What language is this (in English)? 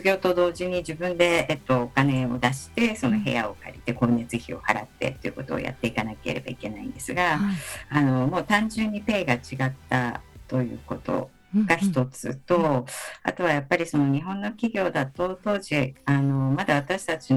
Japanese